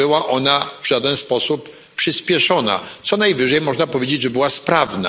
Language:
Polish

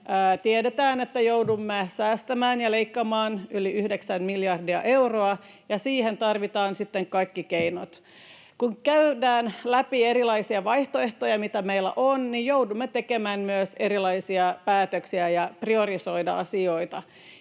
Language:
Finnish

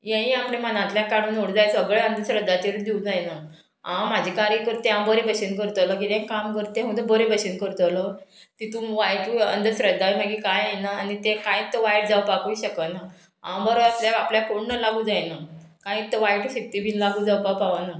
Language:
Konkani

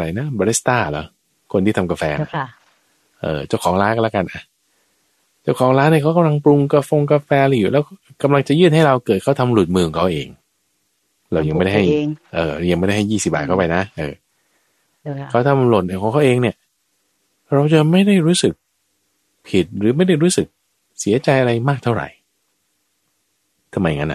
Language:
Thai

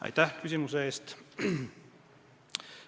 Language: Estonian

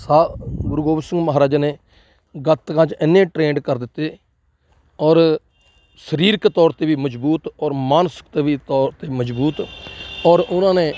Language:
Punjabi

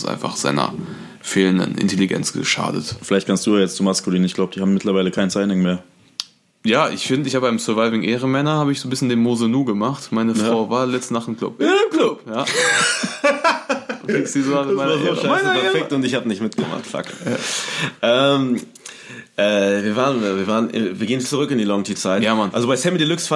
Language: German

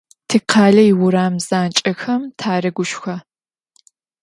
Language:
Adyghe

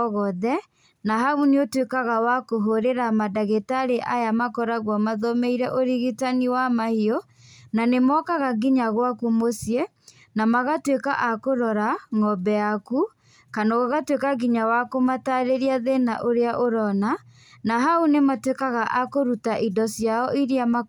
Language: Kikuyu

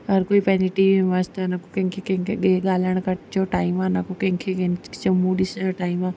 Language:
Sindhi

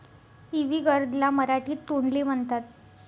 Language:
Marathi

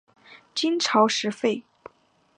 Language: Chinese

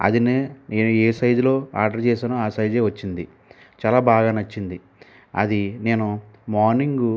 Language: Telugu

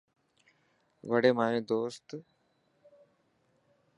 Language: Dhatki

